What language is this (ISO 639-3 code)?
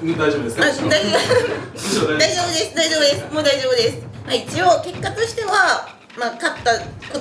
jpn